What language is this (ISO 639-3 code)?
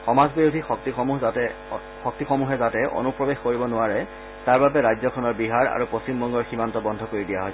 asm